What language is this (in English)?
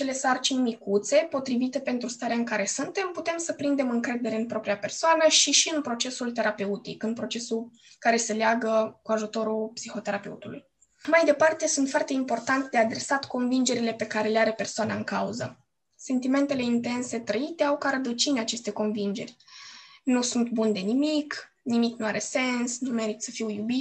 Romanian